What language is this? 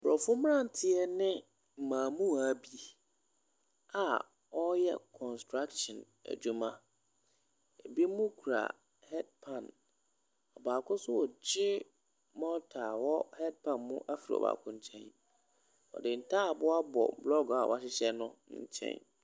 Akan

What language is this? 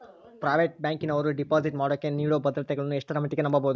Kannada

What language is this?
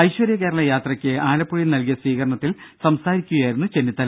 Malayalam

